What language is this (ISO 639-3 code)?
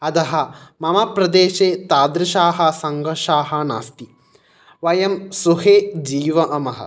san